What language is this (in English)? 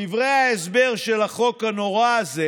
Hebrew